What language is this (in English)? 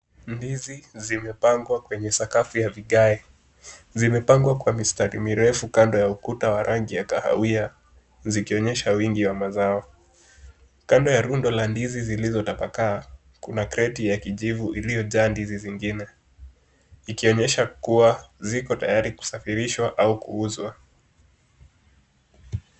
Swahili